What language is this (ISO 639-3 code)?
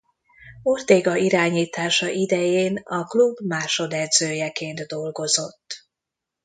hun